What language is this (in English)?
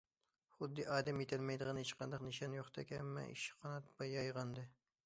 Uyghur